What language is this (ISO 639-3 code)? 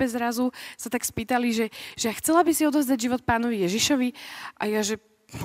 slk